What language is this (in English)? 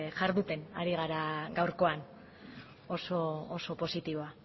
Basque